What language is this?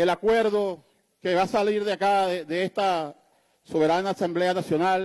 Spanish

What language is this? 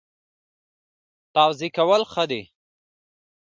Pashto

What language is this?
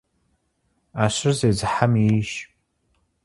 Kabardian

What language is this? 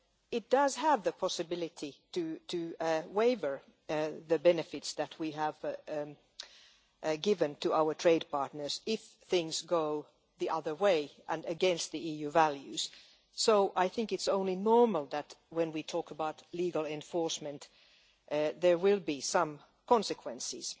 English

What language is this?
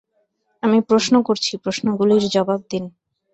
Bangla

